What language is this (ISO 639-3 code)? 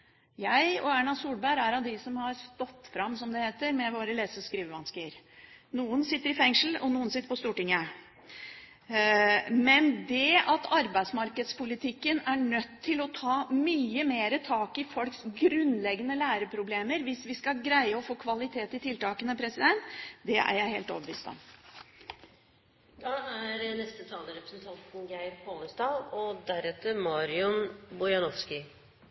nob